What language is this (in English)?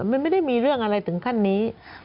Thai